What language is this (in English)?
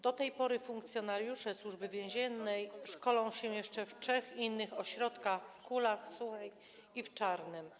Polish